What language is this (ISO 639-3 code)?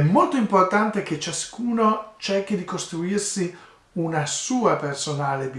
ita